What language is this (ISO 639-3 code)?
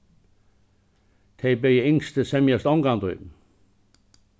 fao